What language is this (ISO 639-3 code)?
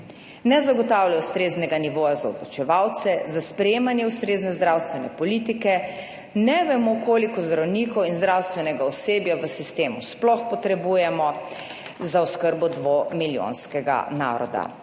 slv